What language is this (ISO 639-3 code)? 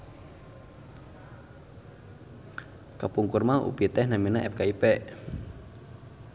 sun